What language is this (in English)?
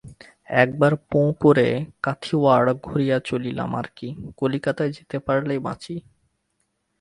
Bangla